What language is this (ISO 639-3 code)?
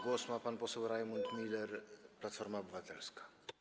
pol